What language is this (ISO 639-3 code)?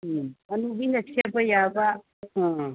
mni